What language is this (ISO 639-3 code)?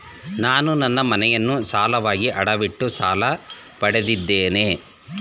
kan